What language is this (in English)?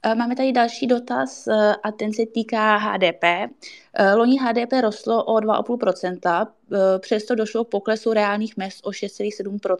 Czech